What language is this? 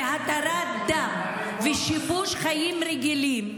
Hebrew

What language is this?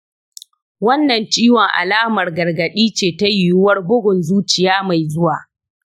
Hausa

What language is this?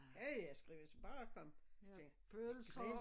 Danish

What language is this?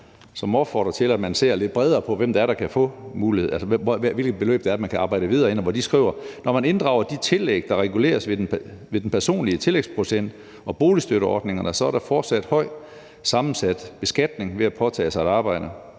Danish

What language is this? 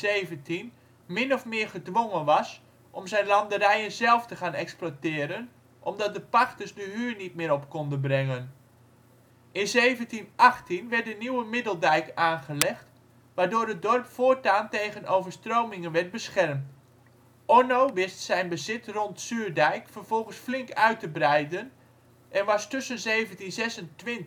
Dutch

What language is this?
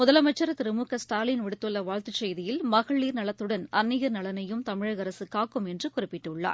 Tamil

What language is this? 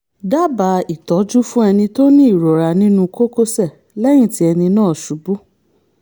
Yoruba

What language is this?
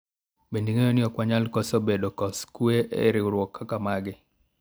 Luo (Kenya and Tanzania)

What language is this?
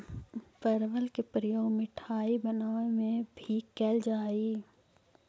Magahi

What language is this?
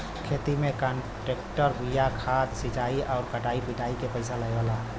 Bhojpuri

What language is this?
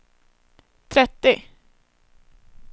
Swedish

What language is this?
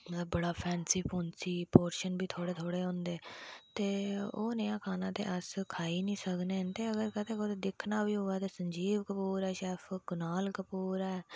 Dogri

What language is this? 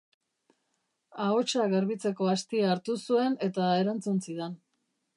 Basque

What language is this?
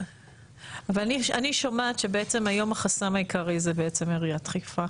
Hebrew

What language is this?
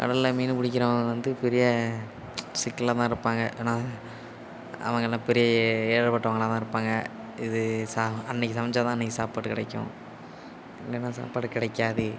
Tamil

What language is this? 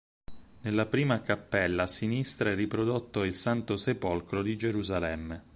Italian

